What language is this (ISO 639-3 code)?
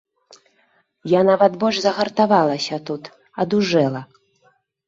bel